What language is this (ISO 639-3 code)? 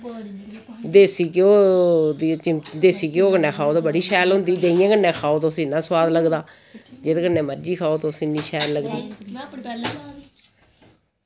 doi